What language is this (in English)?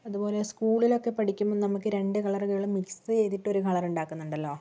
Malayalam